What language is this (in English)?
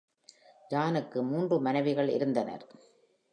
Tamil